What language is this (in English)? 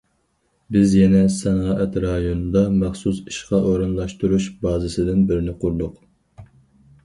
Uyghur